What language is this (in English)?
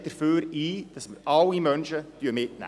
Swiss German